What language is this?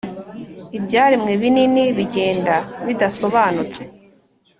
Kinyarwanda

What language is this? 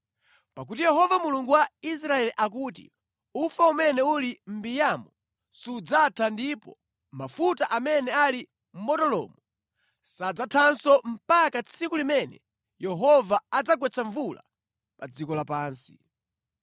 Nyanja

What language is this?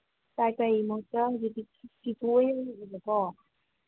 Manipuri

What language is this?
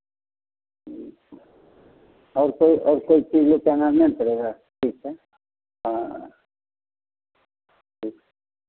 Hindi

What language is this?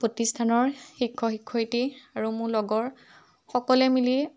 Assamese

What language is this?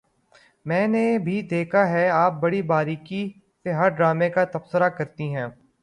Urdu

